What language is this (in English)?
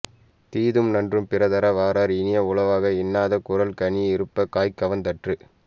Tamil